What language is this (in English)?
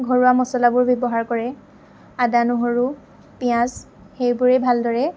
Assamese